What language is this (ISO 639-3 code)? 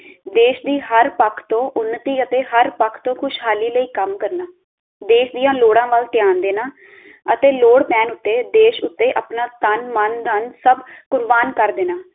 pan